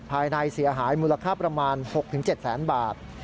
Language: Thai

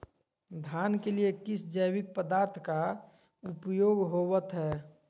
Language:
Magahi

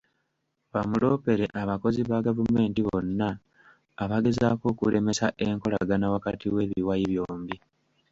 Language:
Ganda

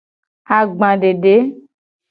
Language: Gen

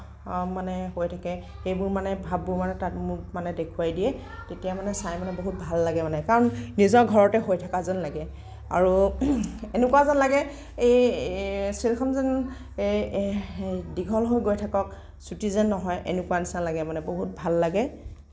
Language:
Assamese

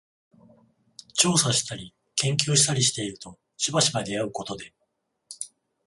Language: Japanese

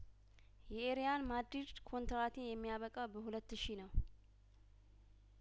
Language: Amharic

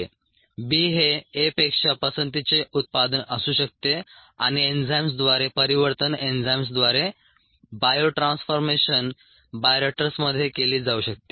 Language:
Marathi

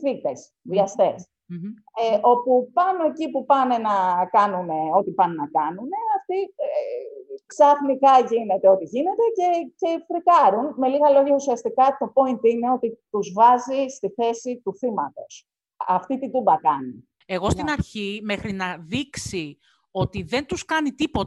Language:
Greek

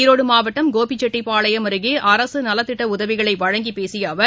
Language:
Tamil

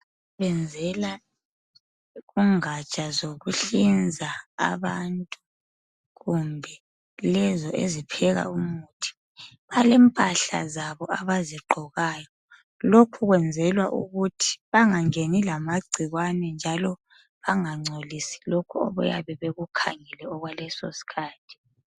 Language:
North Ndebele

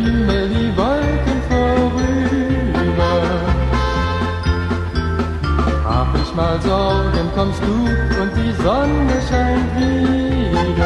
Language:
Vietnamese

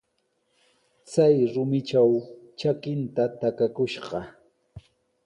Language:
Sihuas Ancash Quechua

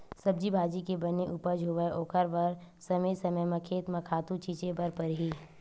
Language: Chhattisgarhi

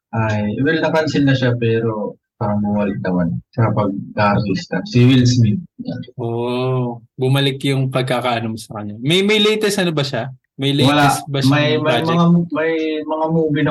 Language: Filipino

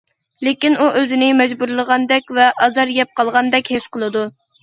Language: Uyghur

